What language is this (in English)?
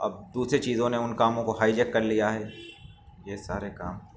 Urdu